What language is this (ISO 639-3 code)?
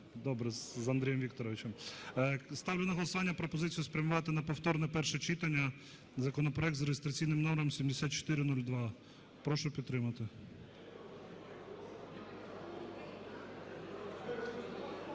ukr